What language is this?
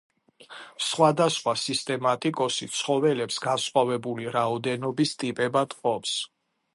Georgian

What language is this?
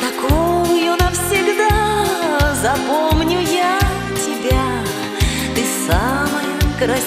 Ukrainian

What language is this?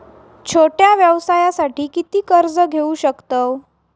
Marathi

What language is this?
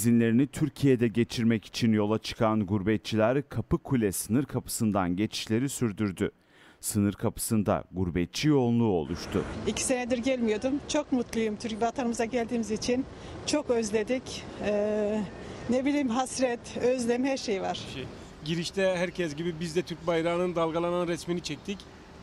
Turkish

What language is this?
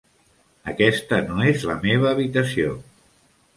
Catalan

